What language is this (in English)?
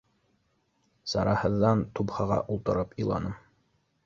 Bashkir